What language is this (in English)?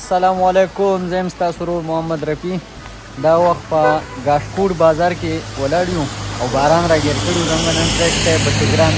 Arabic